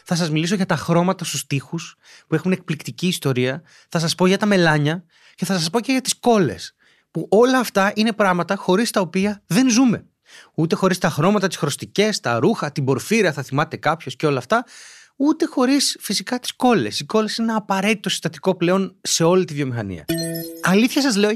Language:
Greek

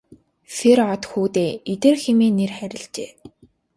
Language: Mongolian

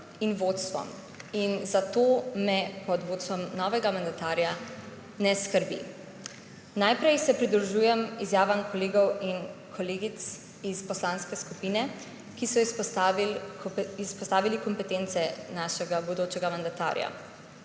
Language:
Slovenian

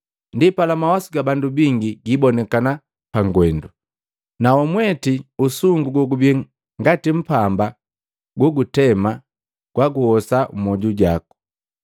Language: Matengo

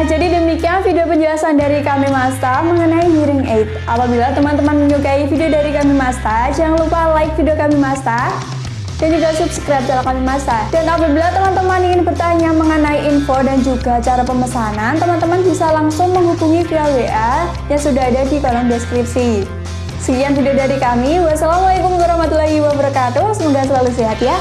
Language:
Indonesian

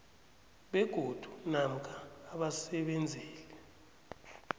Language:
South Ndebele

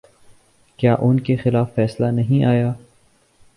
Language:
Urdu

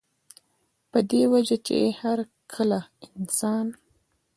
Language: Pashto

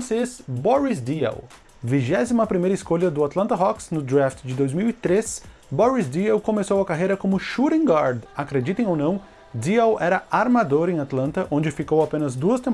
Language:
Portuguese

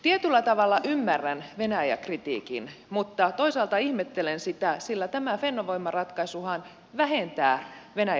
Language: Finnish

